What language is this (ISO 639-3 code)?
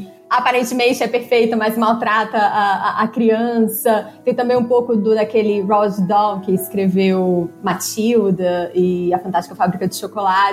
por